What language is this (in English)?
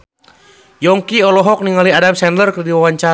Sundanese